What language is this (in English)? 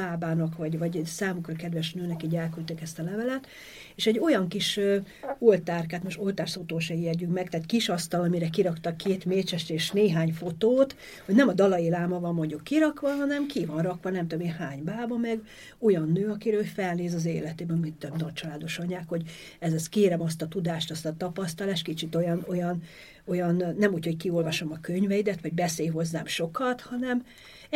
Hungarian